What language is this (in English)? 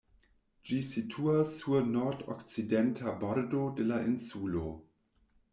Esperanto